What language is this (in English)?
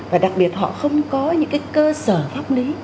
Vietnamese